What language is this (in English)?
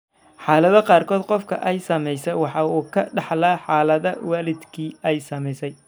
Somali